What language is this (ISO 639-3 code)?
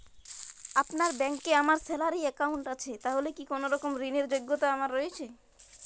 ben